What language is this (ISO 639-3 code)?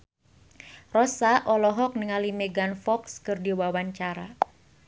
sun